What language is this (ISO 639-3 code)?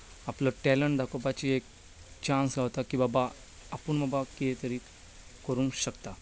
kok